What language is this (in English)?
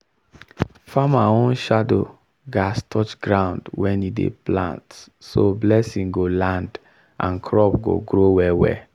Nigerian Pidgin